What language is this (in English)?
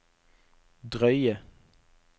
Norwegian